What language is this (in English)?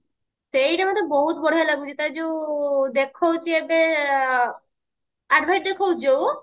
Odia